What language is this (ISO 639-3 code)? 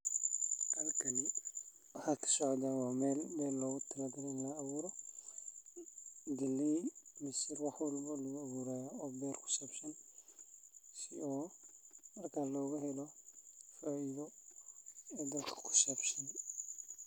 som